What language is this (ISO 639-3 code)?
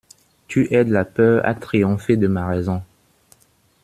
fra